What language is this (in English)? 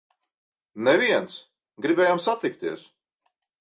Latvian